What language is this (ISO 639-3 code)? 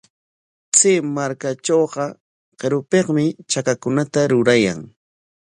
qwa